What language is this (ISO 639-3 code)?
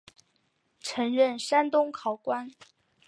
zho